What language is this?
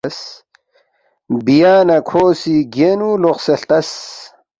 Balti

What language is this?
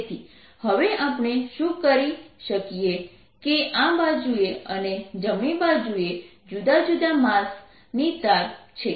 Gujarati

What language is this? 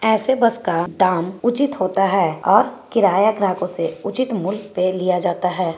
Magahi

